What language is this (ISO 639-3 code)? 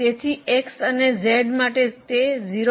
guj